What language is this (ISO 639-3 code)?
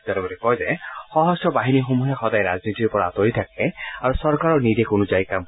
asm